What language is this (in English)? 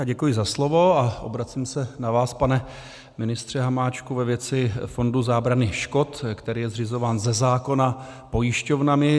Czech